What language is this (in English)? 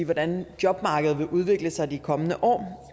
Danish